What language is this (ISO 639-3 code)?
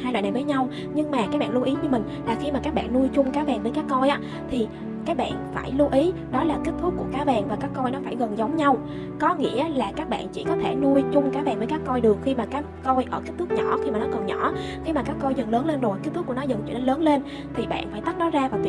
vie